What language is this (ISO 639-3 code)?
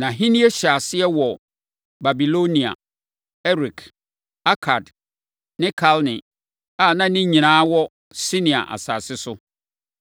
aka